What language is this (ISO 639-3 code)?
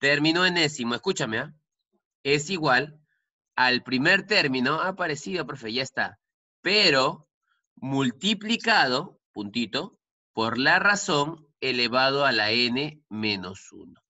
spa